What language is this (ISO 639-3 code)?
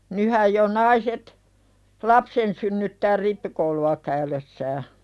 fin